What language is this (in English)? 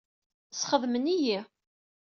Kabyle